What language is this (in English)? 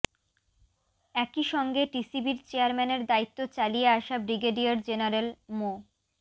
Bangla